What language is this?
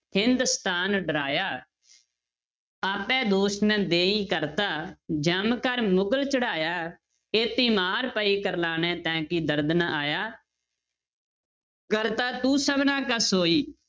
Punjabi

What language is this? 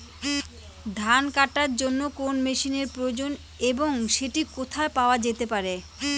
Bangla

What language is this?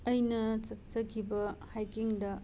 Manipuri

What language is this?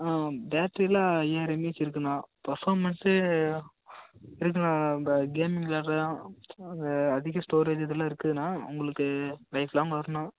Tamil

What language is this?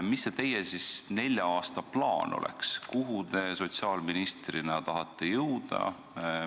Estonian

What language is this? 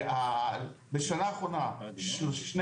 Hebrew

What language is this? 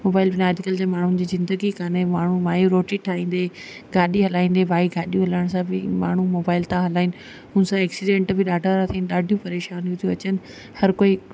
Sindhi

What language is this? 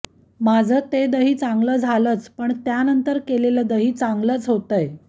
Marathi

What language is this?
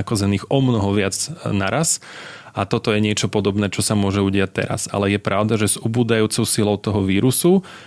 Slovak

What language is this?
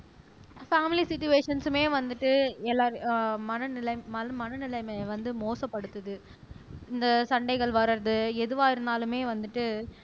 Tamil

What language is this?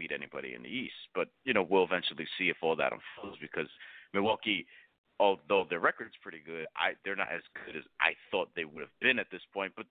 English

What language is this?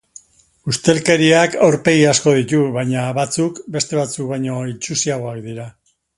Basque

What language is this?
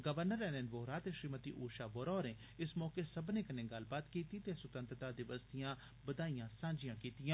Dogri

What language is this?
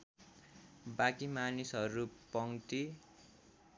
Nepali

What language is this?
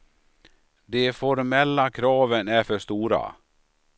Swedish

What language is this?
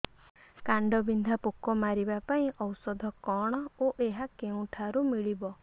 Odia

